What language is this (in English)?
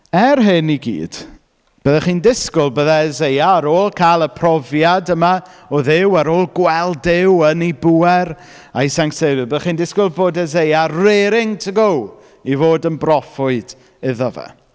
Welsh